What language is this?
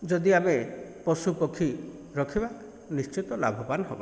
Odia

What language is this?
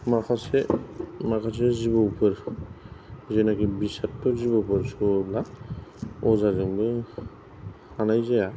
Bodo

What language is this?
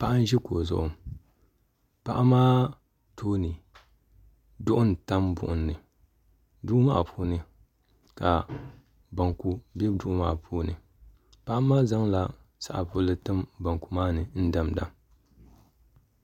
Dagbani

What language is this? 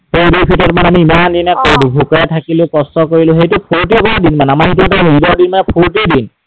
Assamese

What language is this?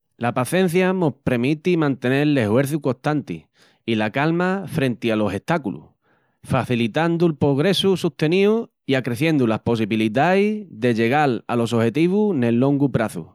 Extremaduran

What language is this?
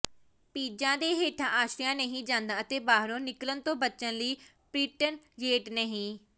Punjabi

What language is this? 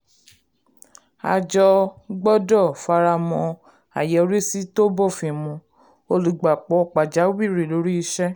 Yoruba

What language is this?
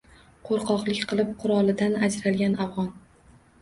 Uzbek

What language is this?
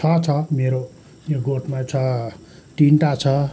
Nepali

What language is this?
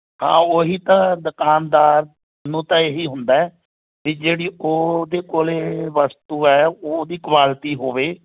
Punjabi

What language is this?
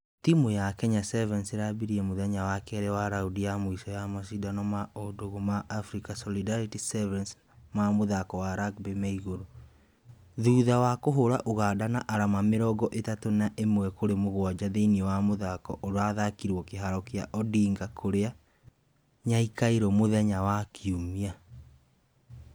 Kikuyu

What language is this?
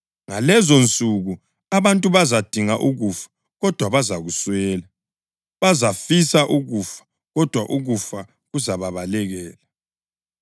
North Ndebele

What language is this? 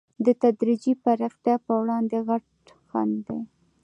Pashto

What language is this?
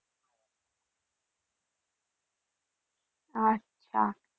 Bangla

